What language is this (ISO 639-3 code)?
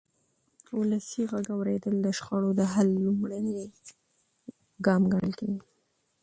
pus